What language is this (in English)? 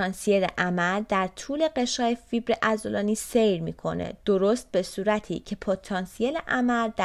Persian